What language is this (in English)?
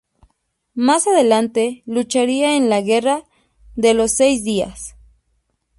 Spanish